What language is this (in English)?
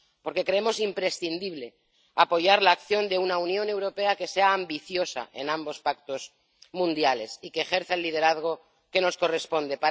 Spanish